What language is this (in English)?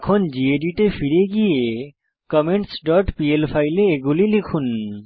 Bangla